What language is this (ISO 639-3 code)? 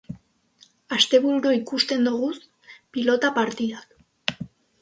eus